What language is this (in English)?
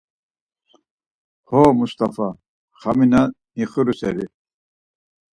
Laz